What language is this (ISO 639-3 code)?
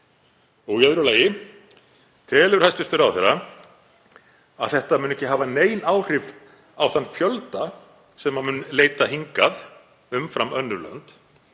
isl